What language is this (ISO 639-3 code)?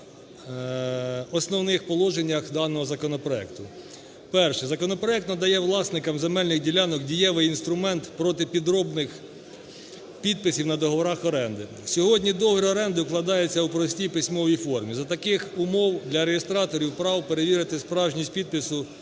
ukr